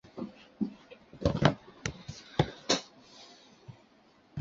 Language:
Chinese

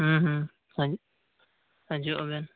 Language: Santali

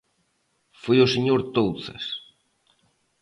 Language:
Galician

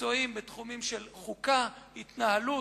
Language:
Hebrew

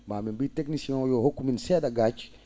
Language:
Fula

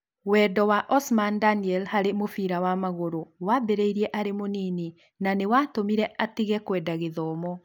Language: Kikuyu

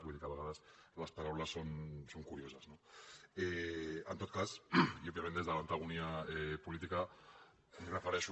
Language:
Catalan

